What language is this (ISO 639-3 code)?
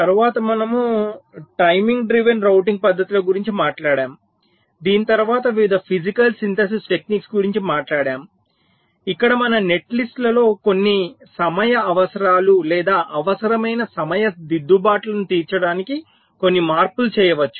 tel